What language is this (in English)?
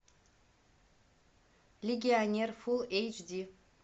Russian